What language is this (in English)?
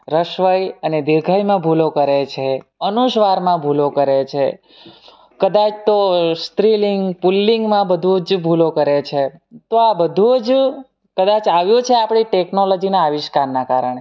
Gujarati